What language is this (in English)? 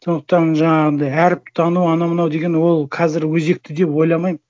Kazakh